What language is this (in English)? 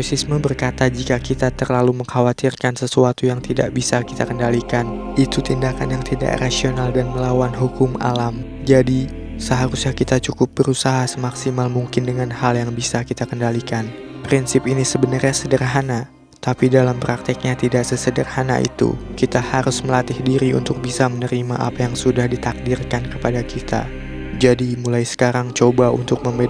Indonesian